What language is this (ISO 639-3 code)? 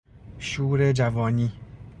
fas